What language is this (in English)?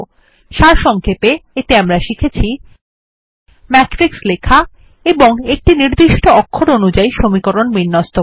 Bangla